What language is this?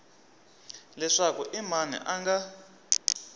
Tsonga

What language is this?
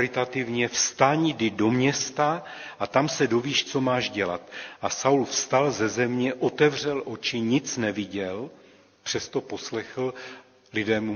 Czech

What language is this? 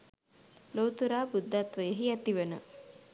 Sinhala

